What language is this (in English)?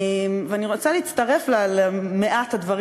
Hebrew